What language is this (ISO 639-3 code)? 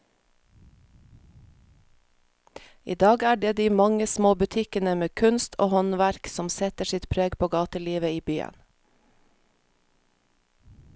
nor